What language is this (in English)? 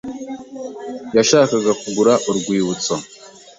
Kinyarwanda